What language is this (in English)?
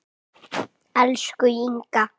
Icelandic